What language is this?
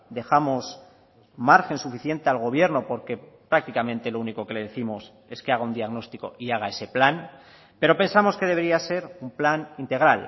Spanish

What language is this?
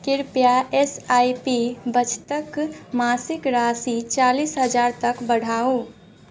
Maithili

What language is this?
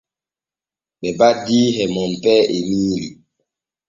Borgu Fulfulde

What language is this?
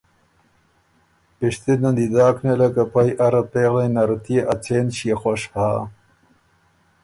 Ormuri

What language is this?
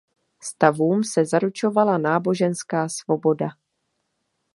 Czech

